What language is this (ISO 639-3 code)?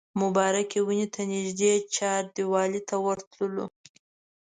pus